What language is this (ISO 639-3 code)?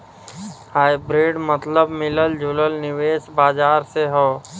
bho